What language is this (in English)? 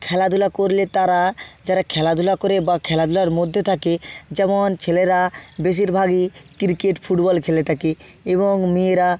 Bangla